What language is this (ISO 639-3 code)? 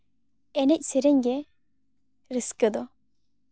sat